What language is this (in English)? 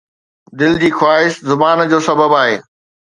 Sindhi